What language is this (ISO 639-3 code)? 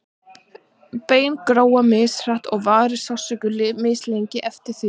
isl